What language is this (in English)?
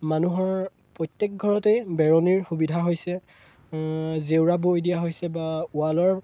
Assamese